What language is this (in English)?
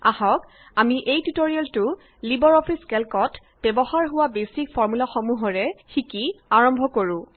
Assamese